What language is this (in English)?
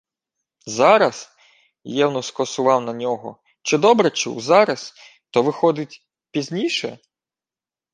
Ukrainian